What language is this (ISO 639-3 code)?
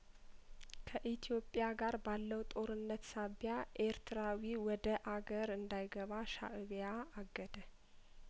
amh